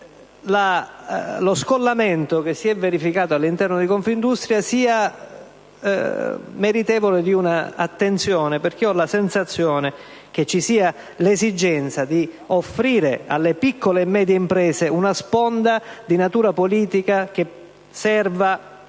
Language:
Italian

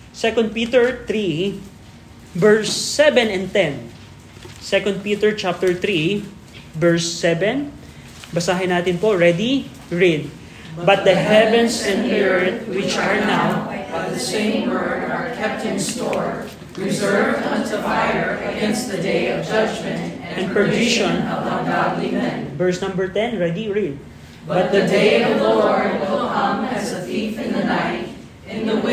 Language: Filipino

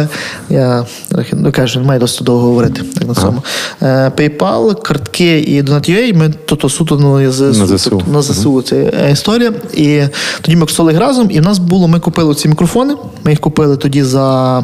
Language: Ukrainian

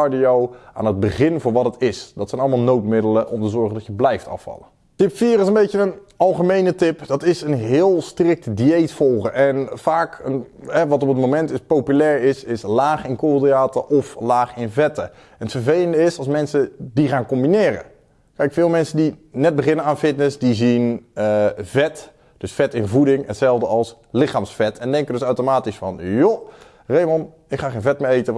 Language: Dutch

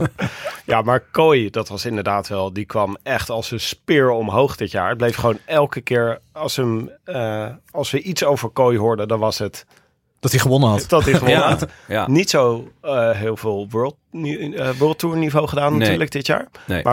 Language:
Dutch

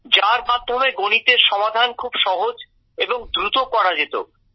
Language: Bangla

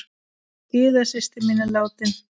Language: Icelandic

